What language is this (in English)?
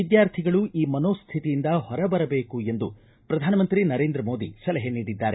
Kannada